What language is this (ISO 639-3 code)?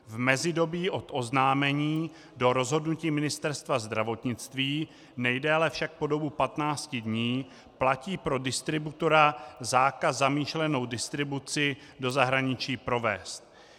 ces